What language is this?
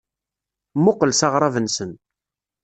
Kabyle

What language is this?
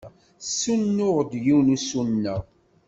Kabyle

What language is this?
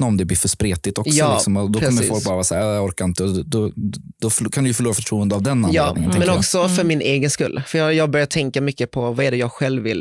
Swedish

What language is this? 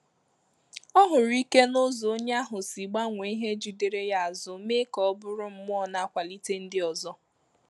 Igbo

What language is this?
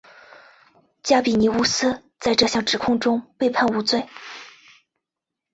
Chinese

